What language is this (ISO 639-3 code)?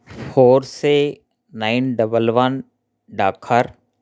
tel